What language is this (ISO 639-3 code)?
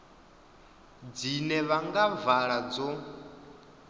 ven